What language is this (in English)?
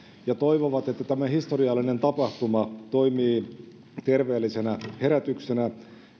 Finnish